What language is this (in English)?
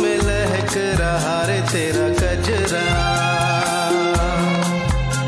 Hindi